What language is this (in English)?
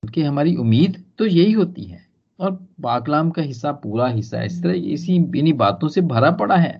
Hindi